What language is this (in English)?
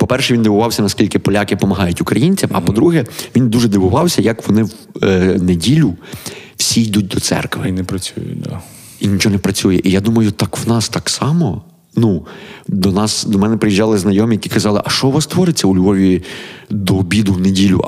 Ukrainian